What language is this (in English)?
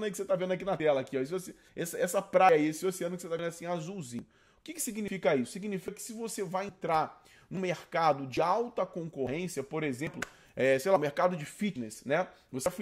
Portuguese